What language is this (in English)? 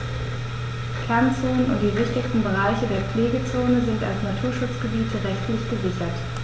German